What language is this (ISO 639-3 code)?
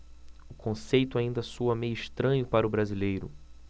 por